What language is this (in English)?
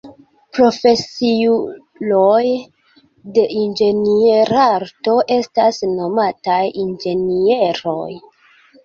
Esperanto